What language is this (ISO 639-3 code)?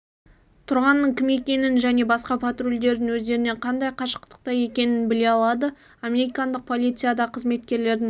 kaz